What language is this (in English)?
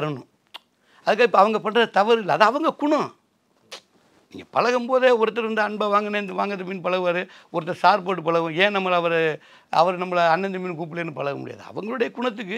Tamil